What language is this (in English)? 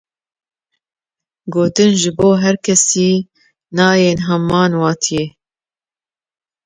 Kurdish